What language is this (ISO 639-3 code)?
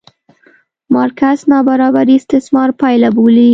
pus